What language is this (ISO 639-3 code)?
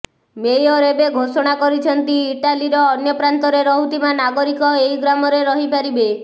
ori